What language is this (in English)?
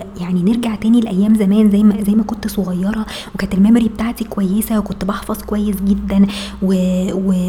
Arabic